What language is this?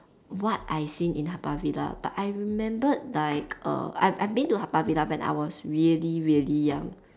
English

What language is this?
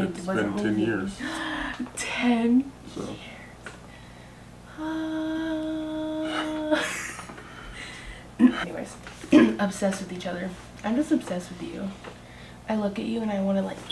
English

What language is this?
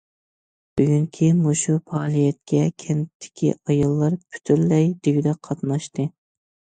Uyghur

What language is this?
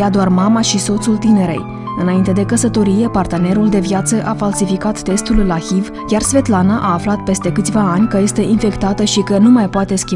Romanian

